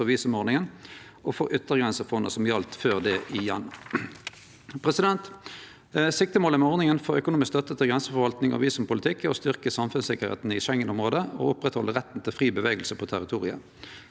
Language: Norwegian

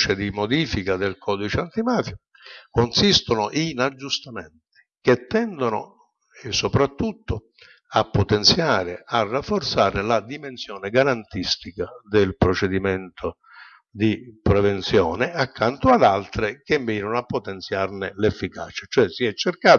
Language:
Italian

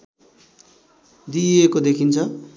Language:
Nepali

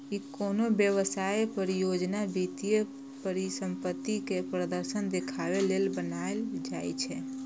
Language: Maithili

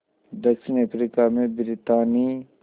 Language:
Hindi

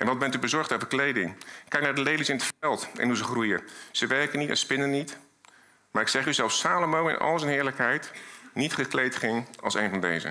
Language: Dutch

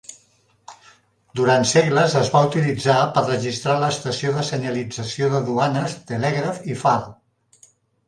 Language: Catalan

